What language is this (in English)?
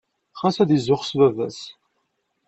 Kabyle